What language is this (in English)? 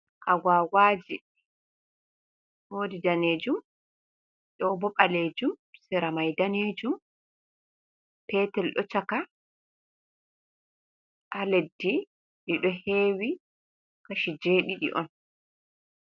Fula